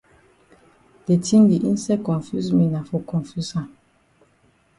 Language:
Cameroon Pidgin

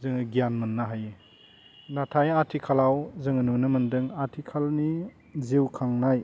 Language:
Bodo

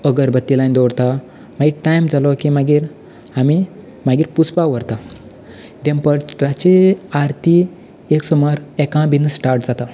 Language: Konkani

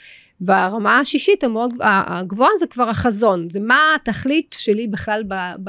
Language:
Hebrew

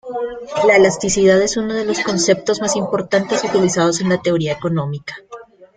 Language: Spanish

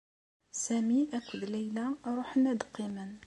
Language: Kabyle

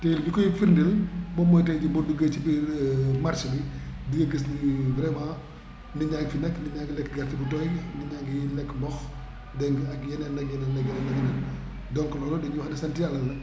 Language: Wolof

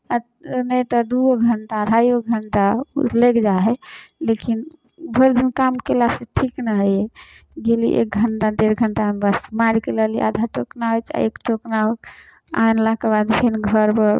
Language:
Maithili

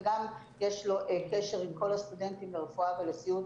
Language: Hebrew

